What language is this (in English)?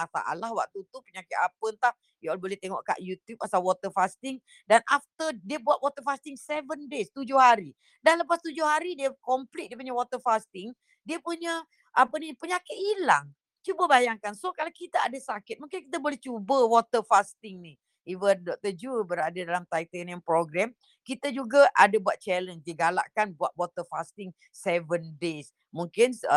Malay